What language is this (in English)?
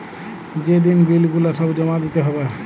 Bangla